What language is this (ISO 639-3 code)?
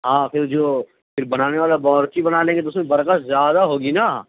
urd